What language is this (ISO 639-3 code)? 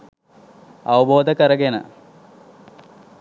sin